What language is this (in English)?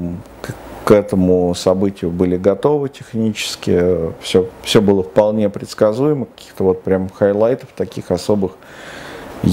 Russian